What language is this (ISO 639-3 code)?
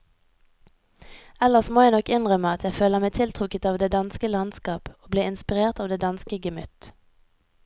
nor